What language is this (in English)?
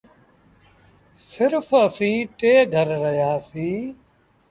Sindhi Bhil